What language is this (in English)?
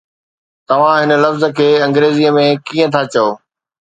Sindhi